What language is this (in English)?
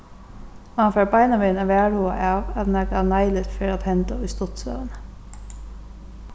Faroese